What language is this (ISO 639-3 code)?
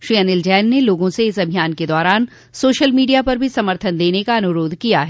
hin